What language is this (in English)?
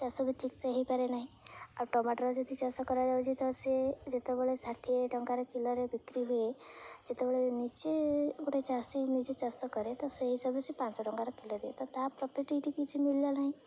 Odia